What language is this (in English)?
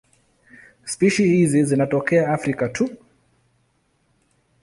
Swahili